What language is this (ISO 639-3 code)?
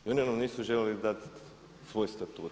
hrv